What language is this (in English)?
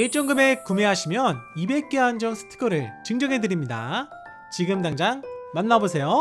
Korean